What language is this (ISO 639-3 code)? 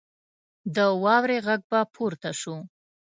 pus